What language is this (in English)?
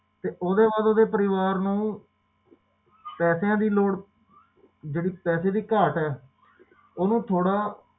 Punjabi